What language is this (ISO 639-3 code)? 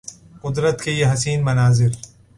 urd